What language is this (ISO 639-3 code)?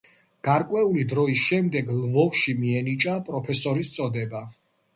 kat